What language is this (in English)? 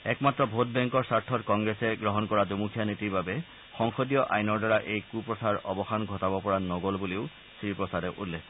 Assamese